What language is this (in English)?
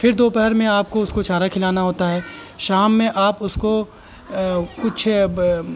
Urdu